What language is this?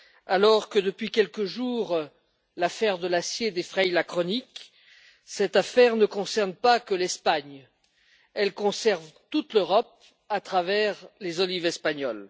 French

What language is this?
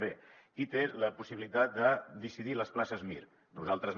Catalan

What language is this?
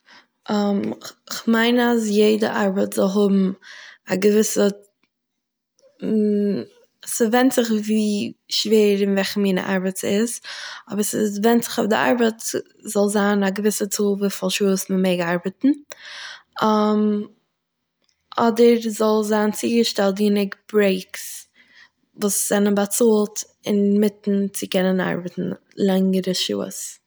Yiddish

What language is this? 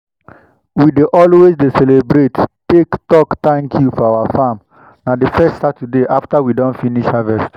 Nigerian Pidgin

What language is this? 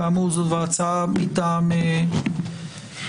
Hebrew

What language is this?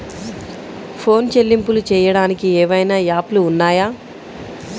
Telugu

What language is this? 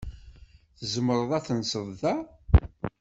Kabyle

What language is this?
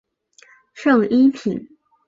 Chinese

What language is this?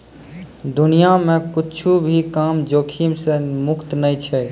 Maithili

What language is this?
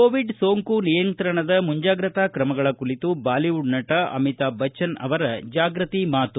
Kannada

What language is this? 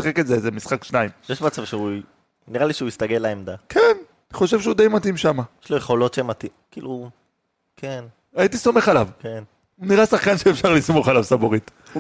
Hebrew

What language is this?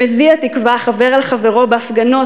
Hebrew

